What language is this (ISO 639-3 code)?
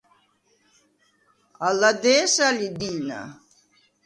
sva